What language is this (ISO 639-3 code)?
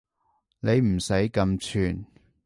yue